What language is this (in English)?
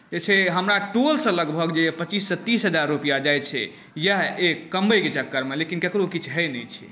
Maithili